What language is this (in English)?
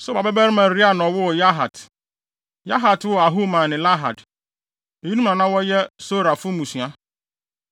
Akan